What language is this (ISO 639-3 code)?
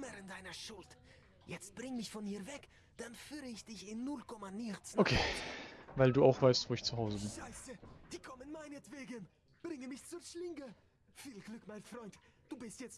deu